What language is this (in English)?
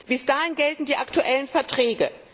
German